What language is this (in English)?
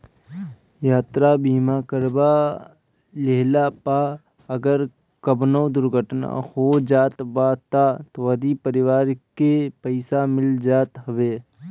Bhojpuri